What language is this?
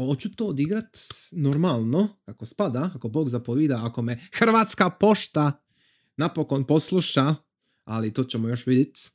Croatian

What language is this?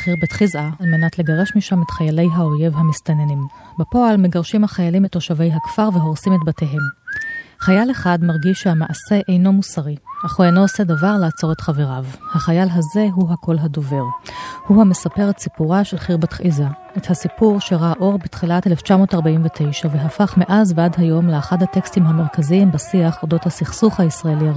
Hebrew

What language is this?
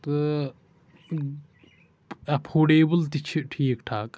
Kashmiri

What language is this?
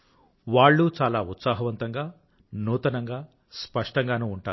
Telugu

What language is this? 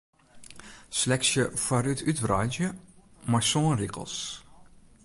Western Frisian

